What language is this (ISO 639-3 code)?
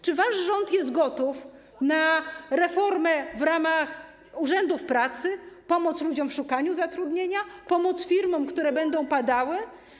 pol